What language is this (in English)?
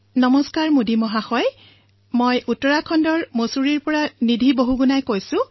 Assamese